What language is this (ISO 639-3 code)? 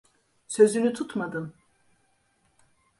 tur